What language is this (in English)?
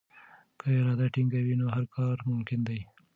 Pashto